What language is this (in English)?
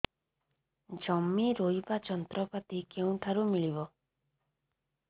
Odia